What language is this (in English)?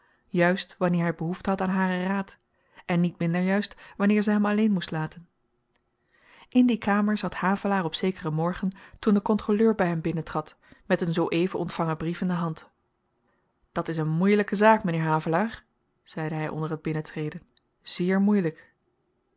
Dutch